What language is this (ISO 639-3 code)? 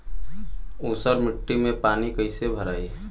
bho